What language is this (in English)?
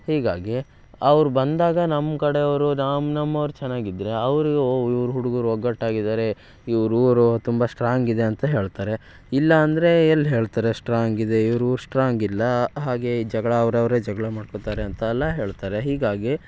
Kannada